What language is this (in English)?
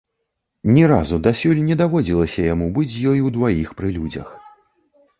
Belarusian